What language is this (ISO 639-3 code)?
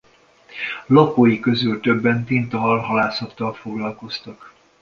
hun